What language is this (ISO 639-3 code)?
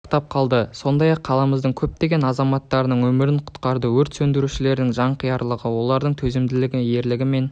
kaz